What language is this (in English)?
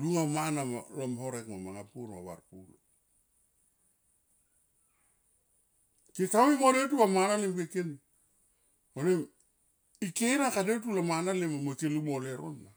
Tomoip